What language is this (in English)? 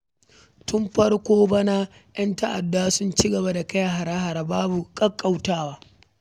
Hausa